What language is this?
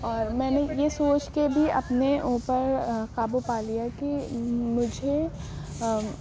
Urdu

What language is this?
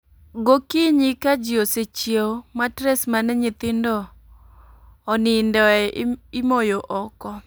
Luo (Kenya and Tanzania)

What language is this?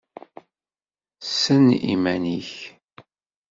Kabyle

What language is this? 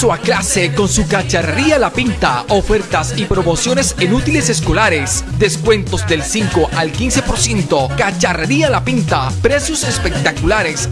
Spanish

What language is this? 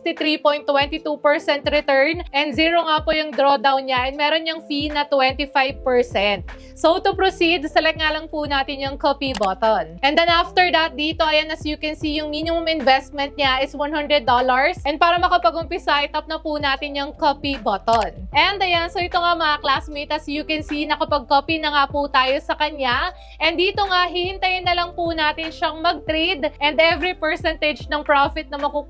Filipino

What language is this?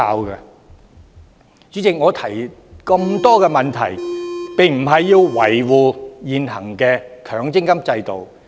Cantonese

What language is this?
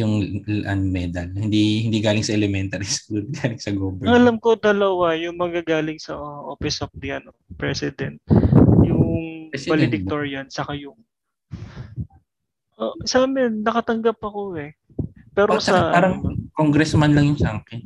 Filipino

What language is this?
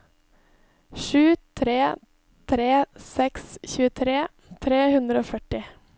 Norwegian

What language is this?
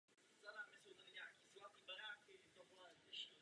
Czech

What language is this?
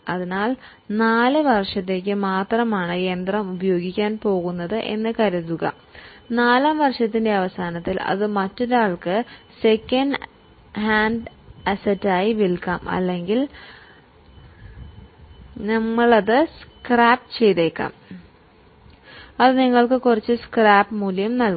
Malayalam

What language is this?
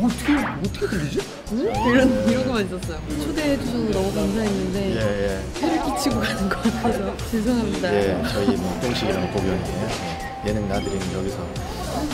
Korean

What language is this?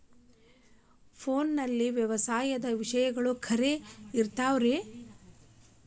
Kannada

